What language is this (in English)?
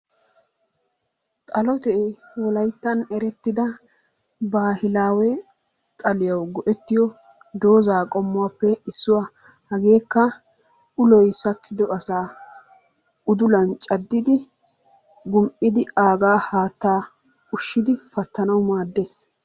Wolaytta